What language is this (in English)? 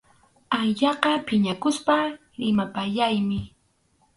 Arequipa-La Unión Quechua